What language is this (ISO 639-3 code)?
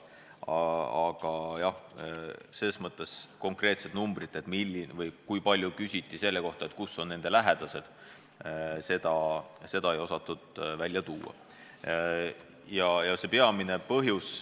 est